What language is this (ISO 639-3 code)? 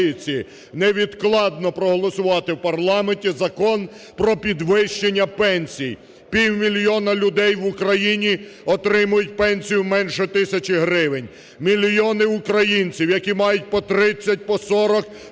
ukr